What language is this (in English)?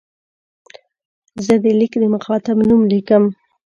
Pashto